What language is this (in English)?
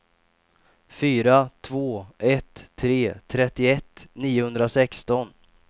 Swedish